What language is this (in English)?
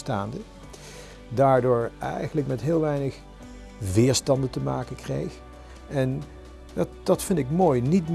Dutch